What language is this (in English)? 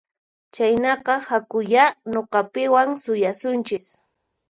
Puno Quechua